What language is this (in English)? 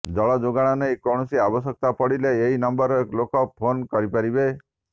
Odia